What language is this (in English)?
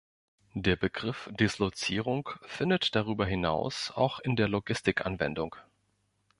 German